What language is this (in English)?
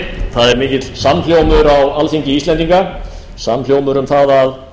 Icelandic